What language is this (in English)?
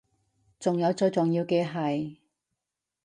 Cantonese